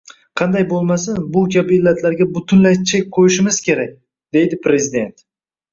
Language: Uzbek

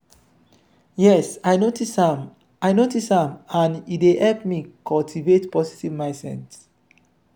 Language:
Nigerian Pidgin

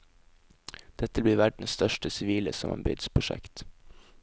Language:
Norwegian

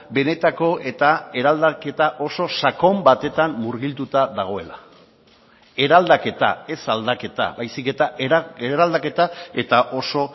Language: Basque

